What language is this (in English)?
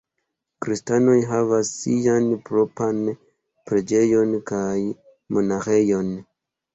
Esperanto